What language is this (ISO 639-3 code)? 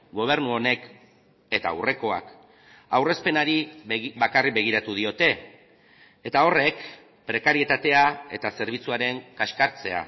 eus